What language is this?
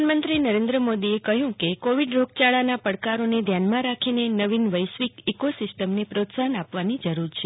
Gujarati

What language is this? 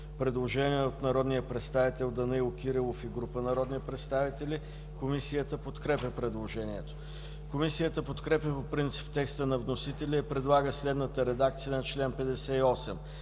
Bulgarian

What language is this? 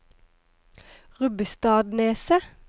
Norwegian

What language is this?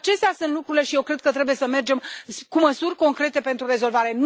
Romanian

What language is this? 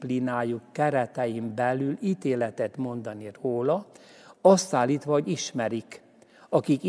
Hungarian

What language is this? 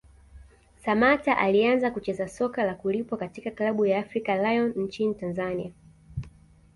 Swahili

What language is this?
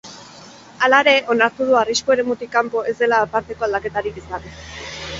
Basque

